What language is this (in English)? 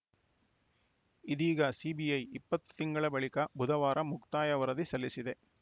Kannada